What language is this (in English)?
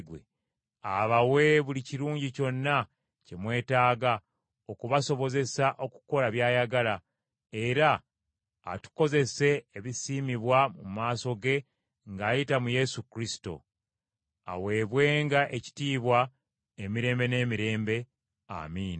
Ganda